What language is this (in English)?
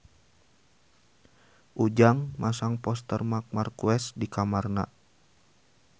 Sundanese